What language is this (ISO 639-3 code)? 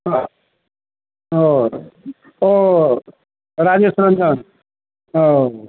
hin